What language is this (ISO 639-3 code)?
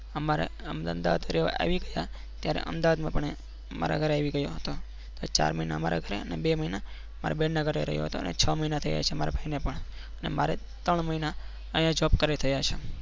guj